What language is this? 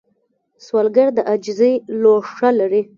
Pashto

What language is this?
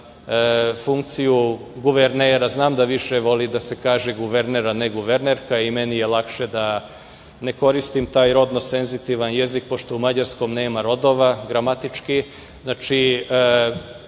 Serbian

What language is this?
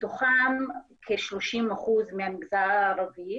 Hebrew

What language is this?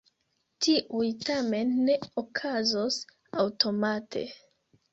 Esperanto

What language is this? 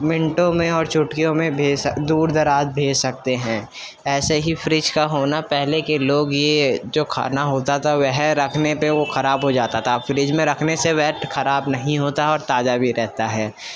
Urdu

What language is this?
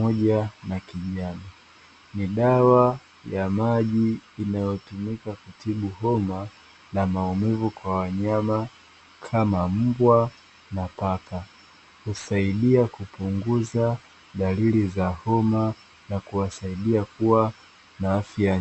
Swahili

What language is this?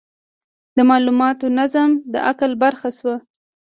Pashto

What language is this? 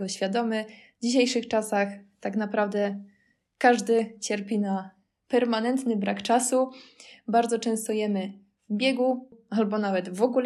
Polish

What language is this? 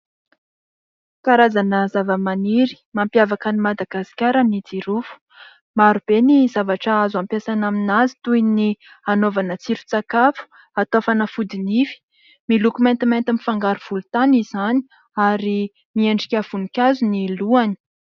Malagasy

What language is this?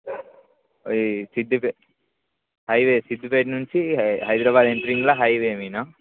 Telugu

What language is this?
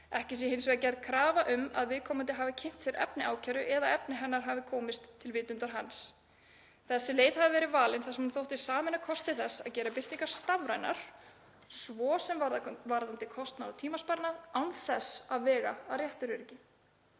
Icelandic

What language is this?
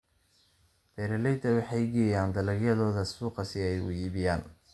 Somali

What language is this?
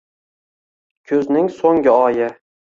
Uzbek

